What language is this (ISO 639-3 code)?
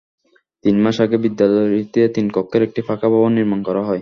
ben